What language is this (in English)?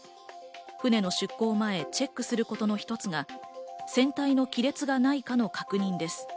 Japanese